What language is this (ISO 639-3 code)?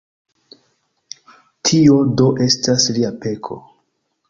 epo